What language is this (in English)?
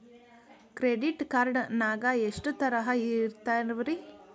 Kannada